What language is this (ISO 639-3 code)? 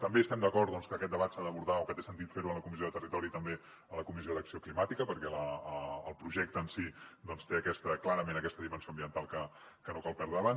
cat